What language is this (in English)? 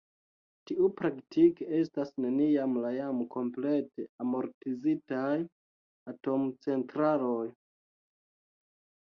Esperanto